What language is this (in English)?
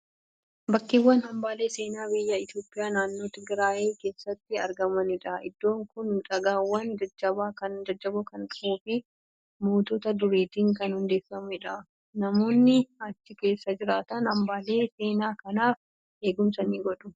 Oromo